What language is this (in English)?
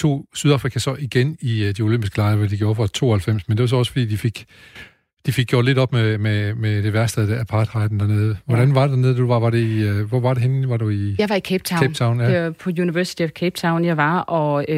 Danish